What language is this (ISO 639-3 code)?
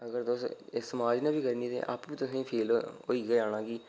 doi